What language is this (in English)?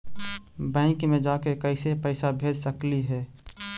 Magahi